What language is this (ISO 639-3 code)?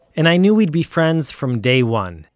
eng